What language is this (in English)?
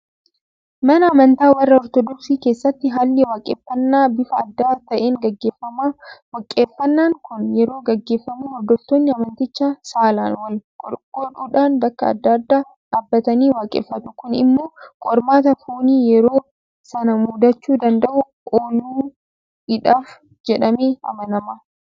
Oromo